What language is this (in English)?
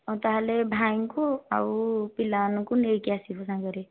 Odia